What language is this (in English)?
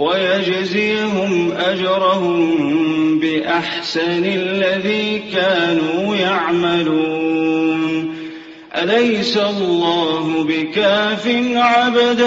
Arabic